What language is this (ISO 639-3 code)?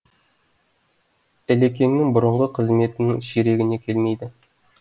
kaz